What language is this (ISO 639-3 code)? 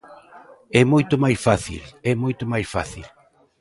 glg